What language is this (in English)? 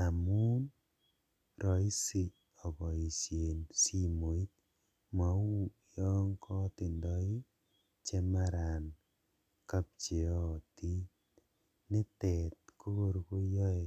Kalenjin